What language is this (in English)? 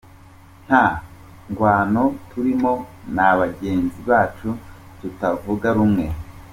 Kinyarwanda